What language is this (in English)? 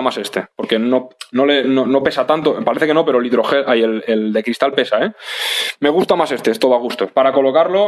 Spanish